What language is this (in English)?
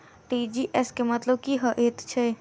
Maithili